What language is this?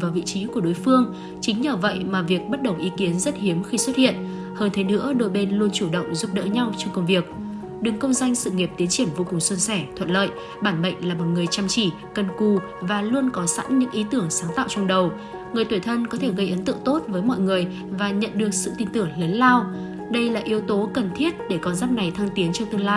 Vietnamese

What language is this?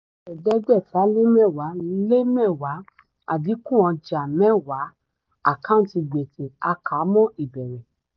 Yoruba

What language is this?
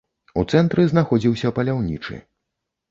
Belarusian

